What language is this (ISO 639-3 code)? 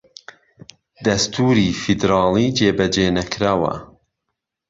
ckb